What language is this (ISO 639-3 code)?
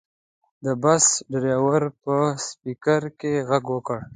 pus